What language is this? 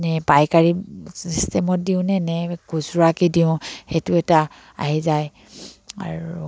Assamese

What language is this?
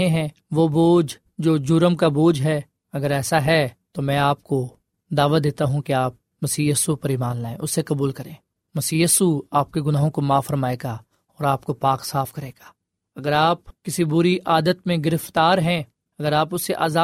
Urdu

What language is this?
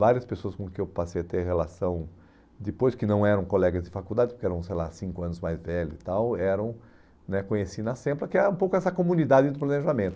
Portuguese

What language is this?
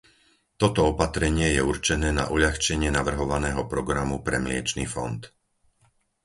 Slovak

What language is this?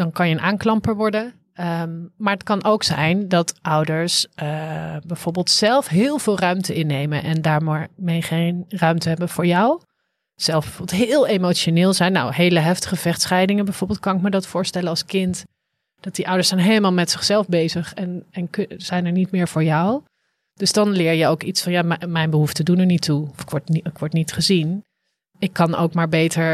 Dutch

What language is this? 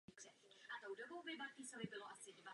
Czech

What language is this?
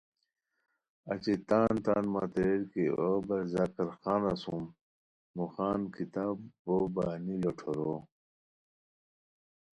Khowar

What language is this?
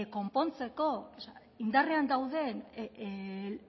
Basque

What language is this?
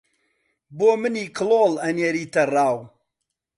Central Kurdish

